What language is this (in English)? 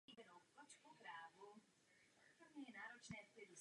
Czech